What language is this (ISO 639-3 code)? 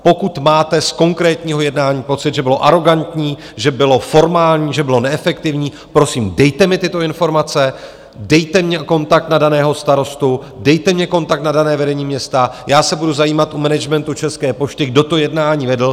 ces